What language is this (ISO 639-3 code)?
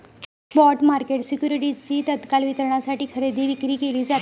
mar